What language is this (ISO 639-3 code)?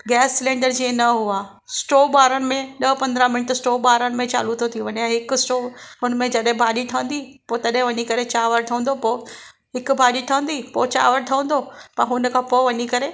snd